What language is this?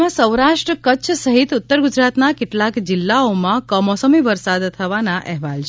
Gujarati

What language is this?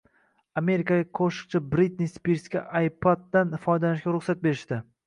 Uzbek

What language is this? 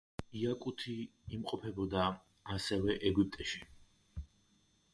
Georgian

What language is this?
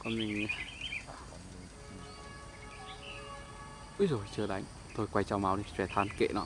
Vietnamese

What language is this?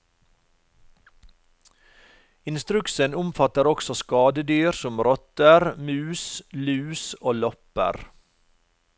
Norwegian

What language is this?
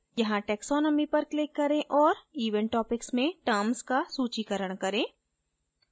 Hindi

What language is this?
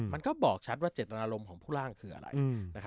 Thai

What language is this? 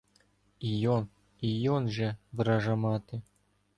Ukrainian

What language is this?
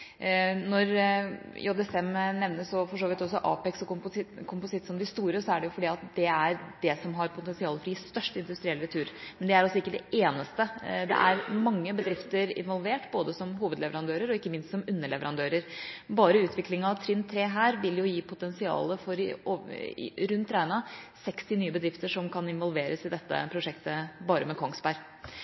Norwegian Bokmål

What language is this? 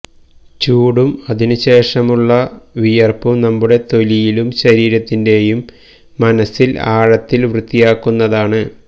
Malayalam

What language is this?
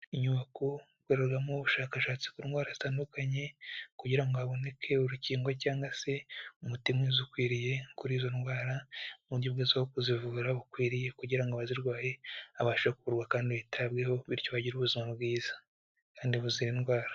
Kinyarwanda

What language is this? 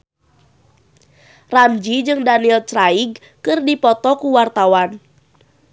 Sundanese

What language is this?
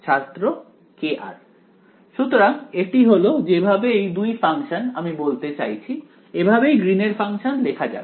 Bangla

